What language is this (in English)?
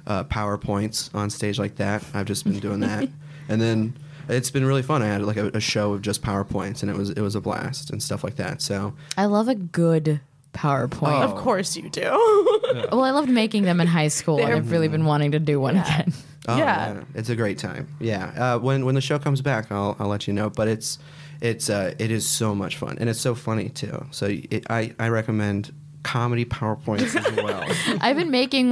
English